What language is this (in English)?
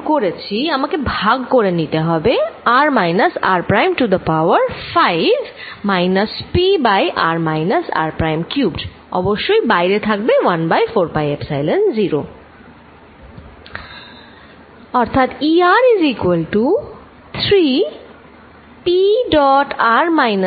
Bangla